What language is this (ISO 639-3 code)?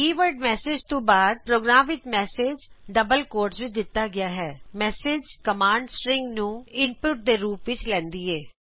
pan